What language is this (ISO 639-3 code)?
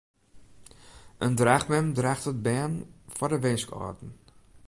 fry